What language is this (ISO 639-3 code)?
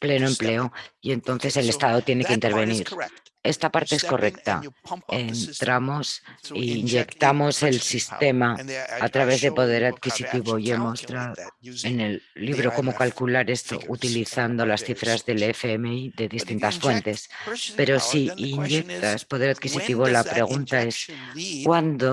spa